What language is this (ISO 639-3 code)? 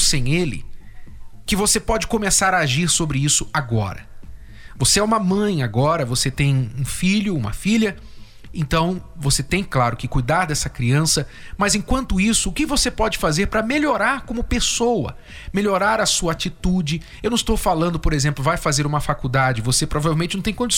por